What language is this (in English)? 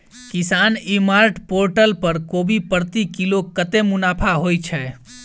Maithili